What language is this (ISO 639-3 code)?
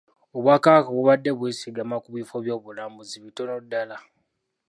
lug